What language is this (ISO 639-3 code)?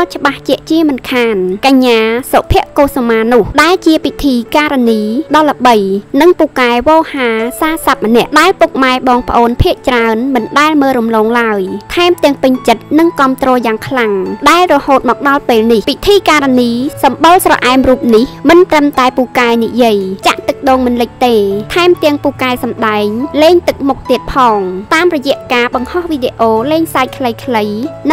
tha